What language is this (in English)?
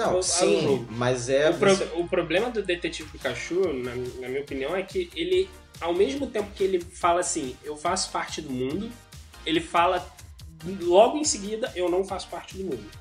Portuguese